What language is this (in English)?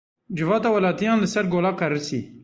Kurdish